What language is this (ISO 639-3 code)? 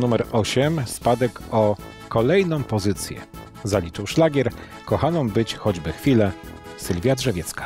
pol